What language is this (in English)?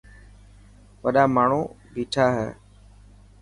Dhatki